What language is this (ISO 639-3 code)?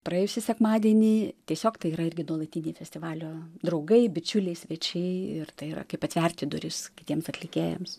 lit